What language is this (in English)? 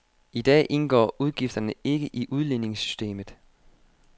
Danish